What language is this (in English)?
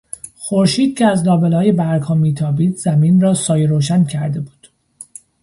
Persian